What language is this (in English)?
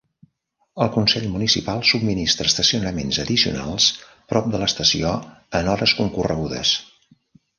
Catalan